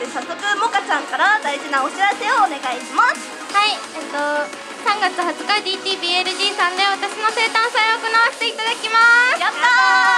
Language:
Japanese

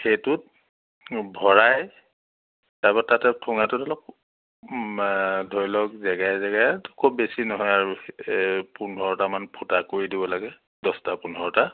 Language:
Assamese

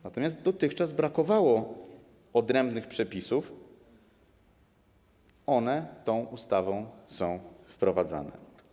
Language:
Polish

